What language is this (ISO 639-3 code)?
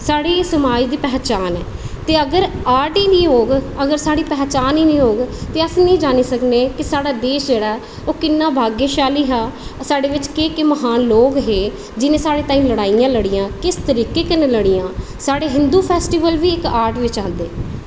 doi